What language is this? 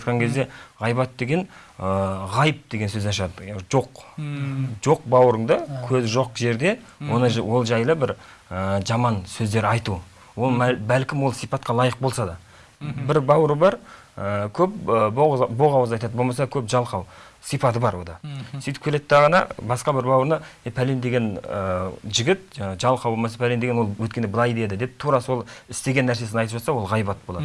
Turkish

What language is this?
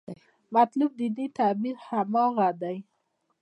Pashto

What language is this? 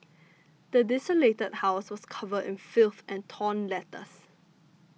English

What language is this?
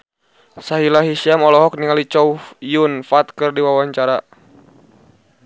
Sundanese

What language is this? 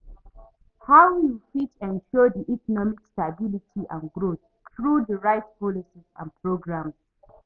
Nigerian Pidgin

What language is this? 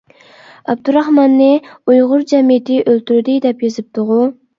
Uyghur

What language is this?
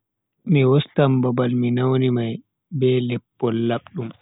Bagirmi Fulfulde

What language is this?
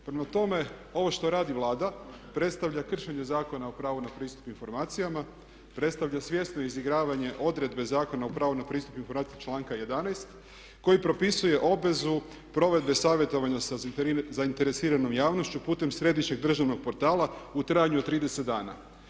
Croatian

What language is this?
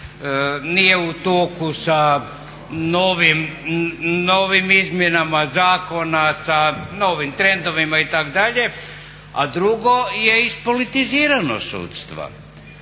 Croatian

